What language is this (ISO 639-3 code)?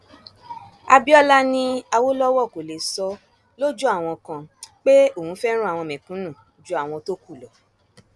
yor